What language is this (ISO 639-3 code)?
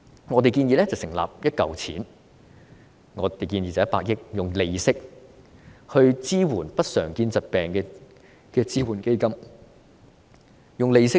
yue